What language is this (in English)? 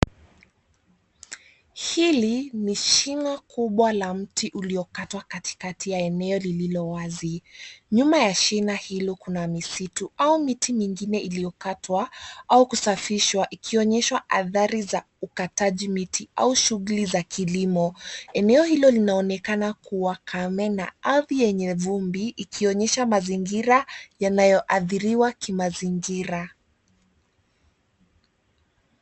Swahili